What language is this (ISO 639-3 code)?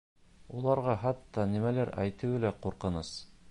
bak